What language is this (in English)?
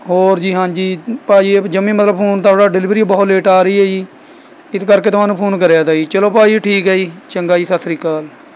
Punjabi